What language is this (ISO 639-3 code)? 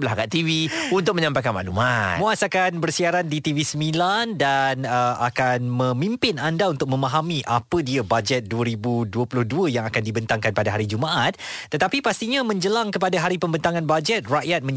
msa